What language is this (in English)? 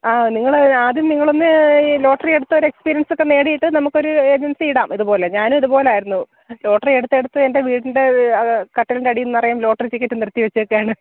Malayalam